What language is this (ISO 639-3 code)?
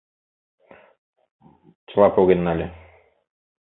chm